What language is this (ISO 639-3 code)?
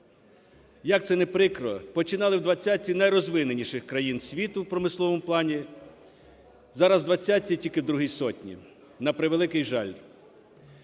ukr